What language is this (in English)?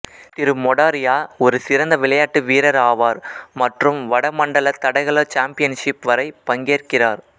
Tamil